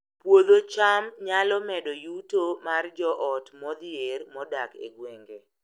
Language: Luo (Kenya and Tanzania)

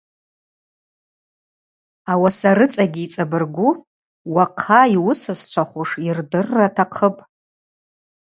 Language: Abaza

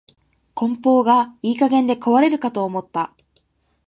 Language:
Japanese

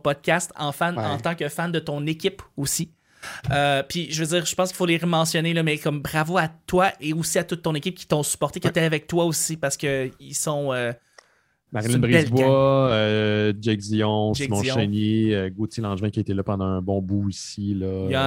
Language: French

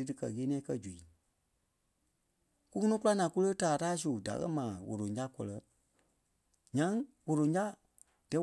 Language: Kpelle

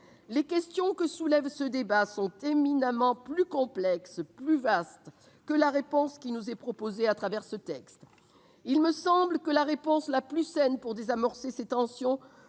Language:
French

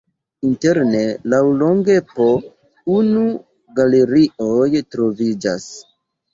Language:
Esperanto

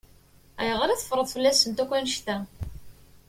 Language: Kabyle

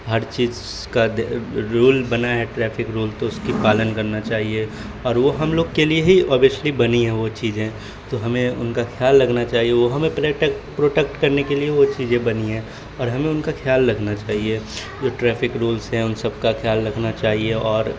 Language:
Urdu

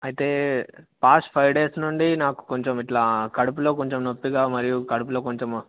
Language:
Telugu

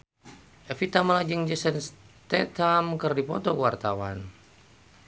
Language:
Sundanese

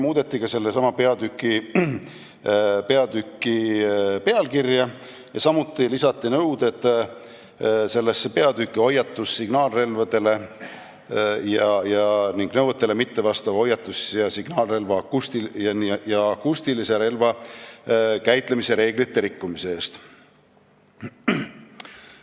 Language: Estonian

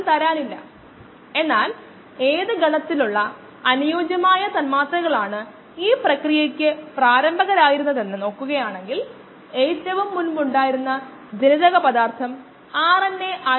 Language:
Malayalam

